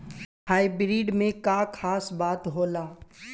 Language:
Bhojpuri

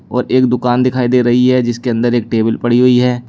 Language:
Hindi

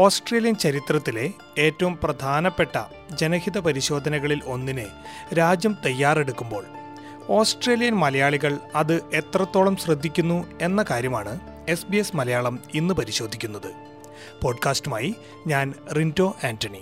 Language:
Malayalam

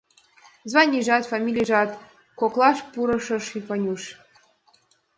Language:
Mari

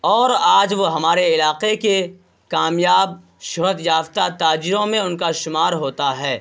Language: Urdu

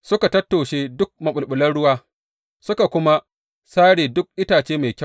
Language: Hausa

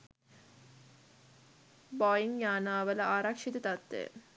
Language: Sinhala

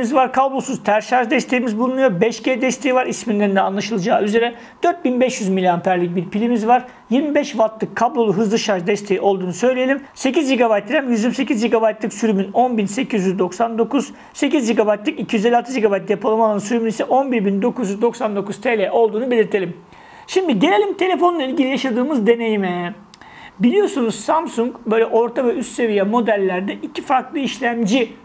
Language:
Turkish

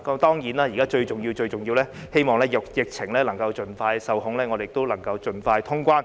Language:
Cantonese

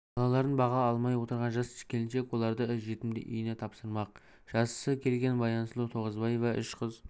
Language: Kazakh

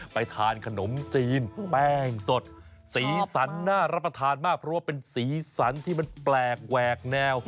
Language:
Thai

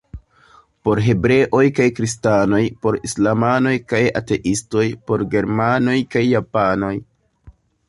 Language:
Esperanto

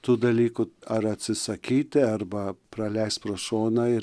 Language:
Lithuanian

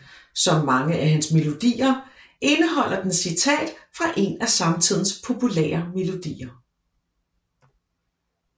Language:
Danish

